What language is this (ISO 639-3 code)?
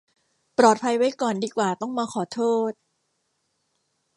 tha